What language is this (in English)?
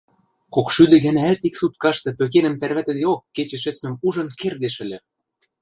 Western Mari